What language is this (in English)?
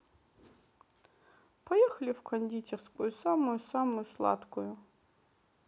Russian